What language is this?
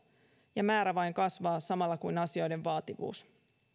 Finnish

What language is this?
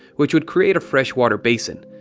English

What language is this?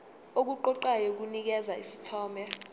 Zulu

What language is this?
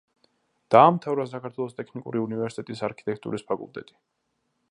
Georgian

